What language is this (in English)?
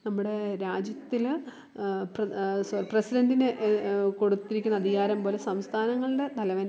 Malayalam